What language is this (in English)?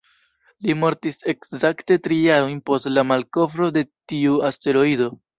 Esperanto